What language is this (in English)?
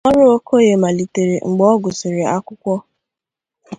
Igbo